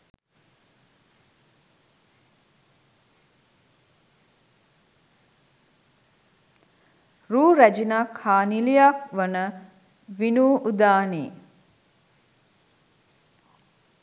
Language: Sinhala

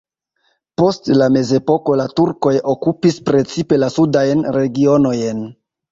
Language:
Esperanto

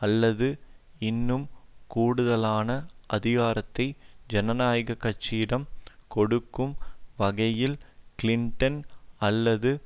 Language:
Tamil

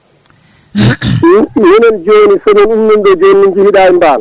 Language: Fula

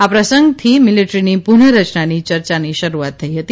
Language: Gujarati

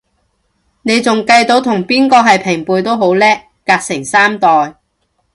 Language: Cantonese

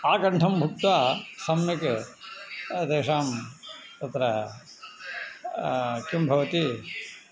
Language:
Sanskrit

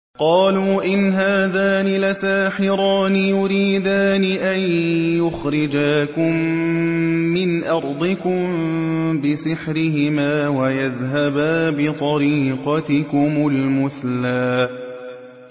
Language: Arabic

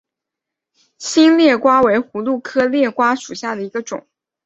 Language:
Chinese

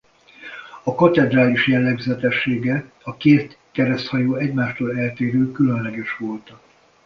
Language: Hungarian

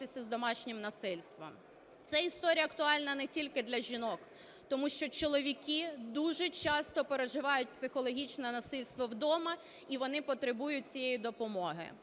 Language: Ukrainian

